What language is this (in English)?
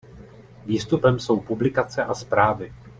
Czech